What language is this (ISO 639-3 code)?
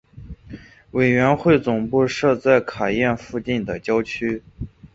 zho